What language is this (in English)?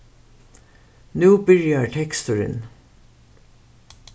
Faroese